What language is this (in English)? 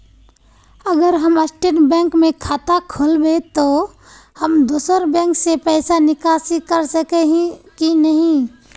Magahi